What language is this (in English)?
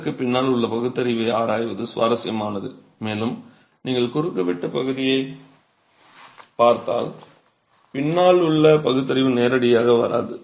Tamil